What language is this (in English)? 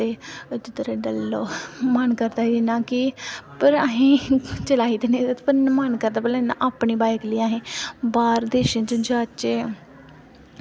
Dogri